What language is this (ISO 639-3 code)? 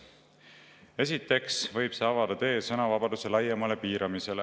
est